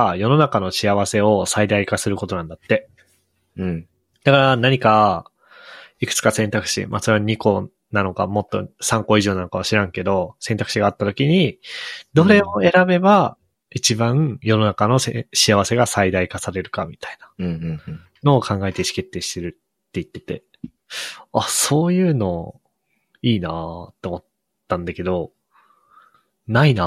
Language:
Japanese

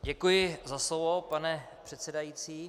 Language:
Czech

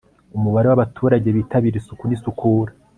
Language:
Kinyarwanda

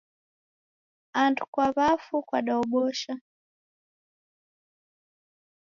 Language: Taita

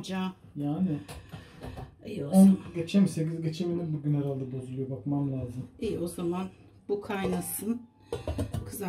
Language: Turkish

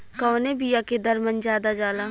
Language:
Bhojpuri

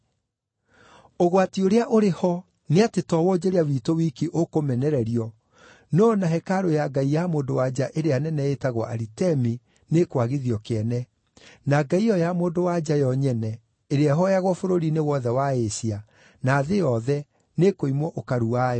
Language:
Kikuyu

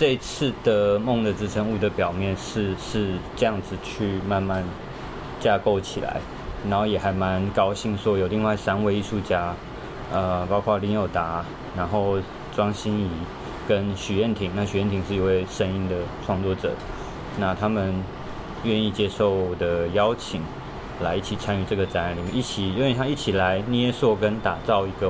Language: Chinese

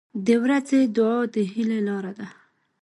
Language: Pashto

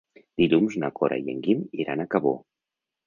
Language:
Catalan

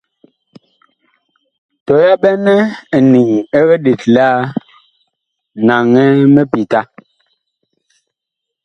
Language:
Bakoko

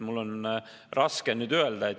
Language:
Estonian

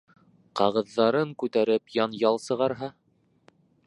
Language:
Bashkir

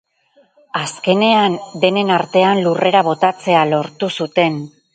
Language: Basque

